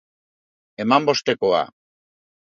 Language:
Basque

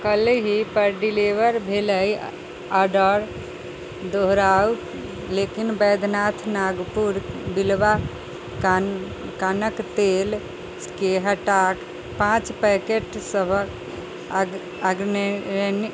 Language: Maithili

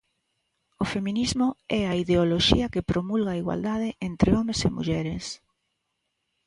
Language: Galician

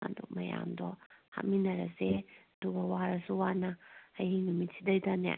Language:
Manipuri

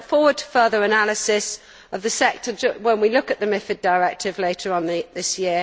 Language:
English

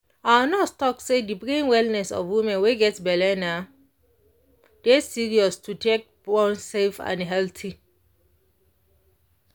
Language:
Nigerian Pidgin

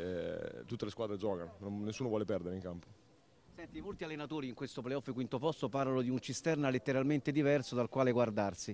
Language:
Italian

